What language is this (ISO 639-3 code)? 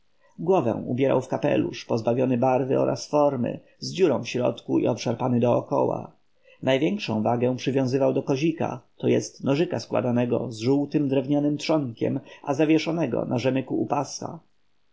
pol